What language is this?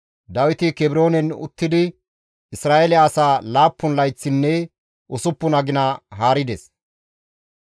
Gamo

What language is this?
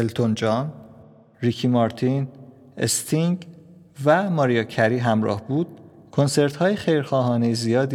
Persian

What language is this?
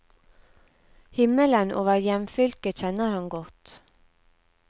Norwegian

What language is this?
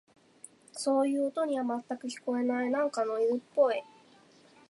Japanese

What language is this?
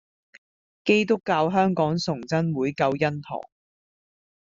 Cantonese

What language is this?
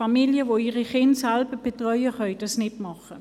Swiss German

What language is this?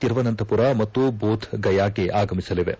Kannada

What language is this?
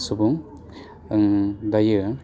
Bodo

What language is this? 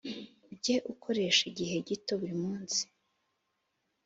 Kinyarwanda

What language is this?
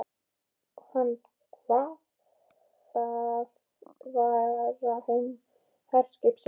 Icelandic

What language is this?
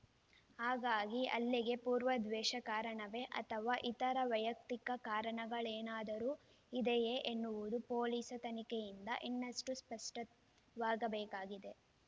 Kannada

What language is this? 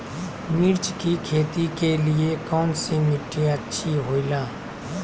Magahi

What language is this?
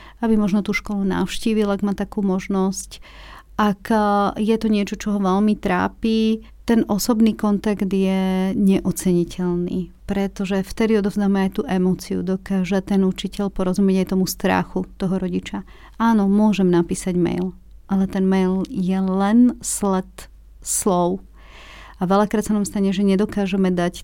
Slovak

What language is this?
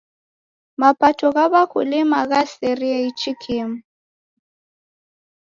Taita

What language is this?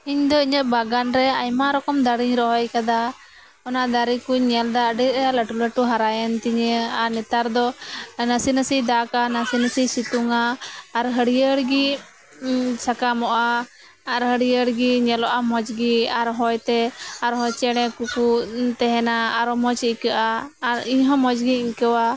Santali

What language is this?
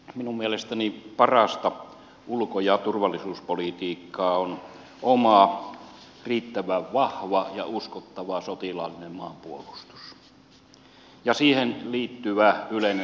Finnish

